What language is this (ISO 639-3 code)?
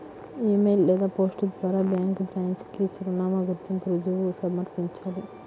tel